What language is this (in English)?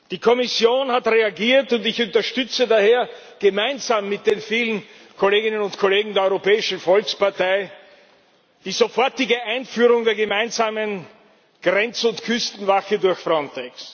German